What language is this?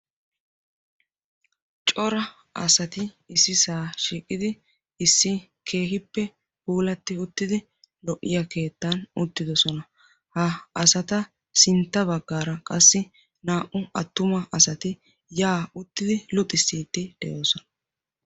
Wolaytta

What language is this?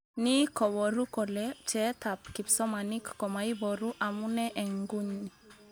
Kalenjin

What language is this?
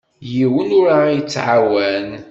Kabyle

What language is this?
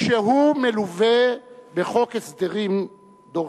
Hebrew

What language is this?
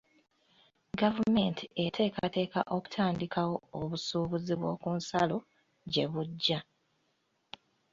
Ganda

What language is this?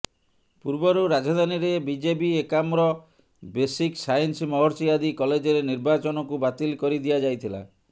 Odia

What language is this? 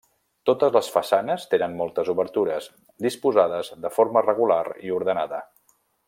Catalan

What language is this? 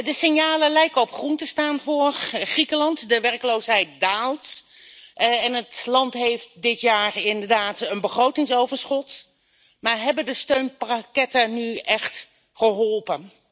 Dutch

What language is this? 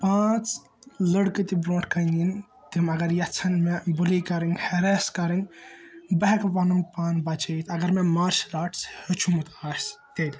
Kashmiri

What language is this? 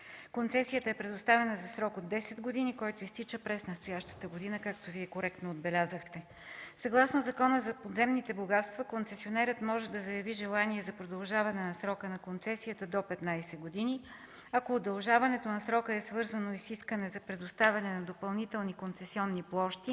Bulgarian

